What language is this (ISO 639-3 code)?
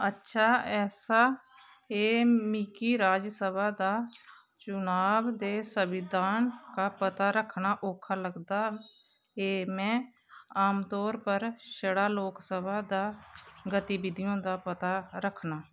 doi